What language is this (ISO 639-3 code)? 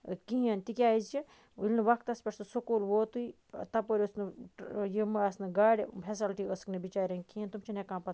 kas